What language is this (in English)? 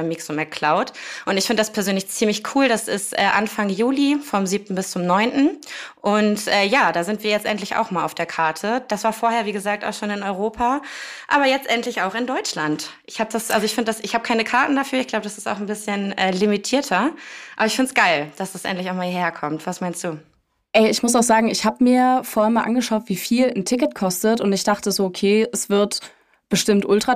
German